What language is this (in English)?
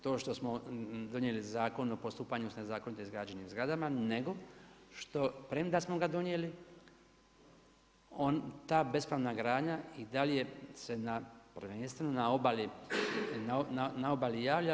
Croatian